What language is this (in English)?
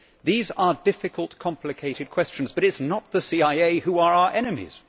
English